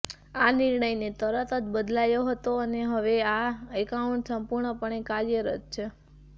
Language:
Gujarati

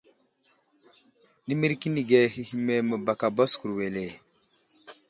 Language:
Wuzlam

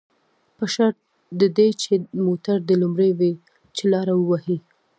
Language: Pashto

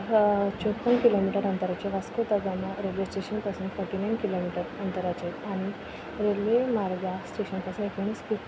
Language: Konkani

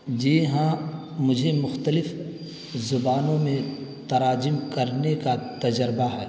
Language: Urdu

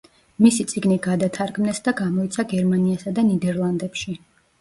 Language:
Georgian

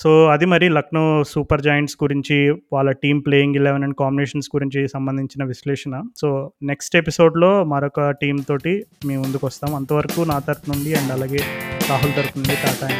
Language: Telugu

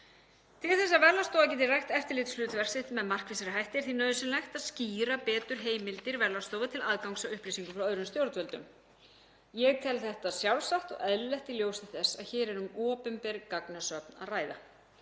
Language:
Icelandic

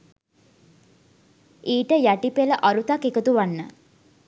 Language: Sinhala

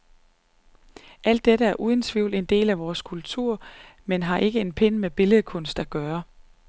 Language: Danish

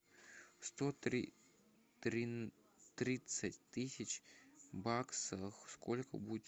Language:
Russian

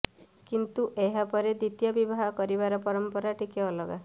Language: Odia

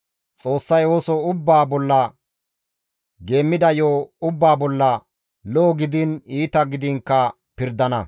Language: Gamo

